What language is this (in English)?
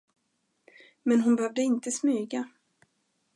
Swedish